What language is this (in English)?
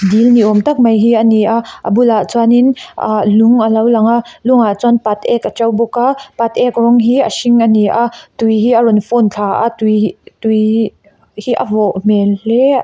Mizo